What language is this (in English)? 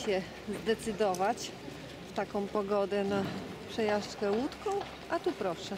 Polish